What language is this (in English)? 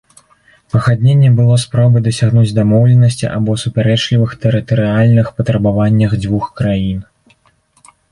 Belarusian